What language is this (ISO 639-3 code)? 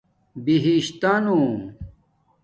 dmk